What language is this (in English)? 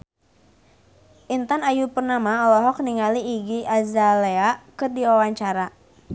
Sundanese